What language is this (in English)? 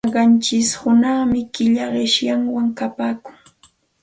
Santa Ana de Tusi Pasco Quechua